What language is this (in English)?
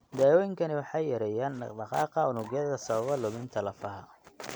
Somali